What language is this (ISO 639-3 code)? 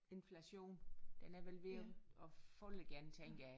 dan